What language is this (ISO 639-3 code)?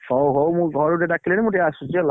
ori